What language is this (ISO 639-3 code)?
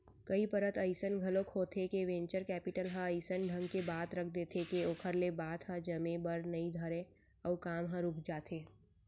hne